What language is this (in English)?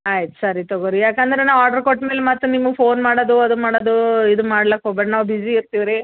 Kannada